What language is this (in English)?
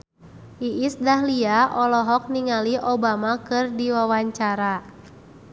Sundanese